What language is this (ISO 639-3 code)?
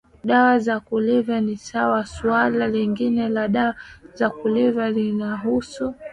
swa